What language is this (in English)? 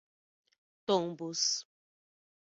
Portuguese